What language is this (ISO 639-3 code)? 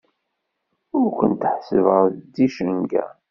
kab